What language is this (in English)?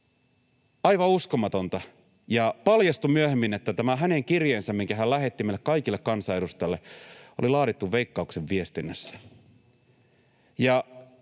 Finnish